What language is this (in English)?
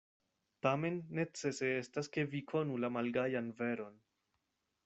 Esperanto